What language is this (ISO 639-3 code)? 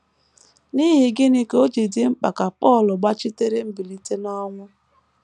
ibo